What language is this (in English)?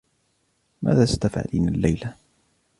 Arabic